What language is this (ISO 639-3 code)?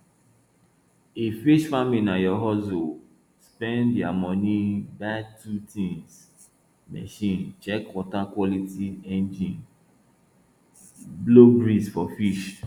pcm